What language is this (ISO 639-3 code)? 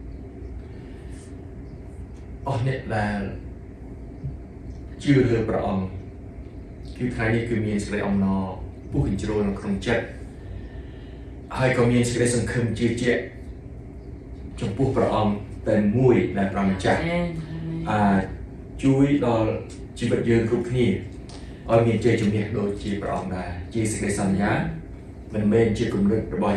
tha